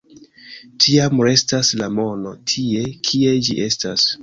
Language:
Esperanto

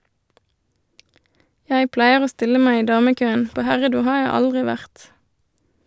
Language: Norwegian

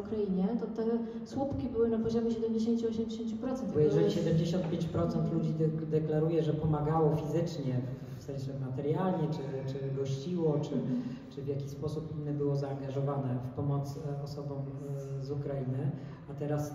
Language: Polish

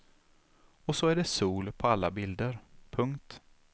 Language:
Swedish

